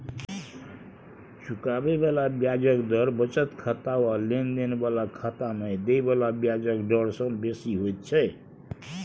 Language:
Maithili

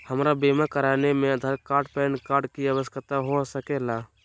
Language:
Magahi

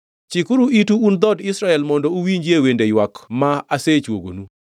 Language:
Luo (Kenya and Tanzania)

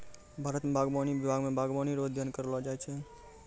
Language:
Maithili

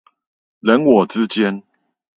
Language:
Chinese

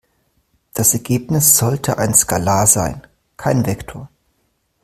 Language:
German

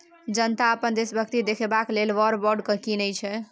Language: Maithili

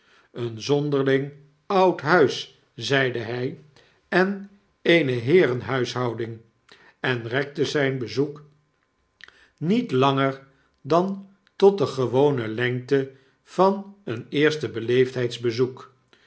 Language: Dutch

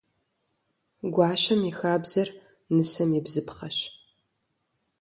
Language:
Kabardian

